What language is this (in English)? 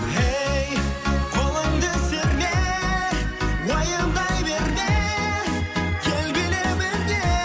Kazakh